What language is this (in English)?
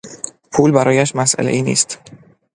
Persian